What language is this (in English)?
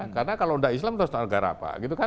Indonesian